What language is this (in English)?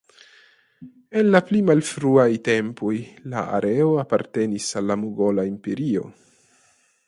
Esperanto